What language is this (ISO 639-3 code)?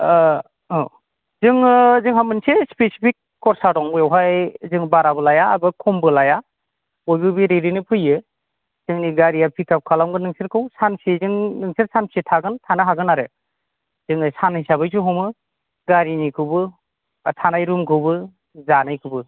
brx